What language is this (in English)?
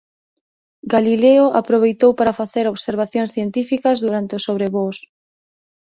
Galician